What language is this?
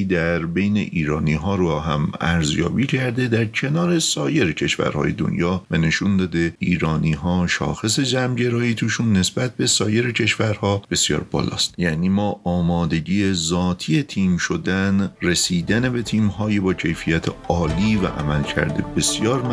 Persian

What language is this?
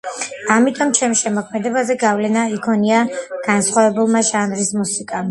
Georgian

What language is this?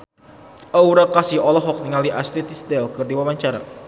Sundanese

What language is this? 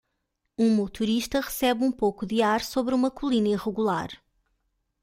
Portuguese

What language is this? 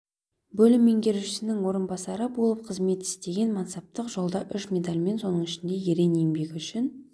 Kazakh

